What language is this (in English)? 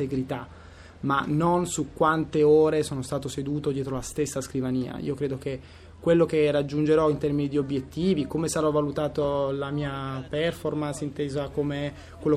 Italian